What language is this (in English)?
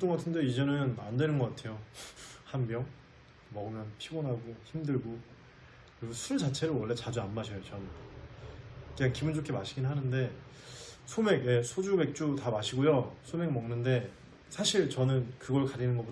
Korean